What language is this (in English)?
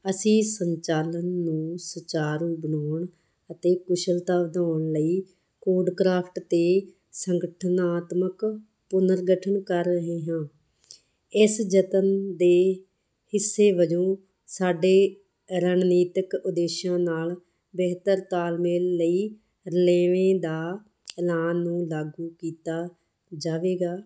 Punjabi